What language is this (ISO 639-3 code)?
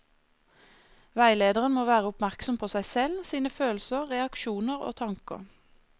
nor